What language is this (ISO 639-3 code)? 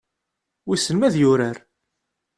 kab